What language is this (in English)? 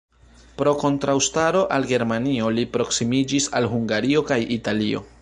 Esperanto